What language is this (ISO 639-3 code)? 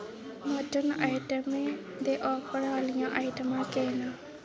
doi